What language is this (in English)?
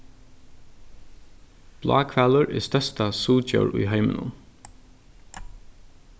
Faroese